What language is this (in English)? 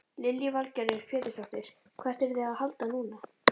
Icelandic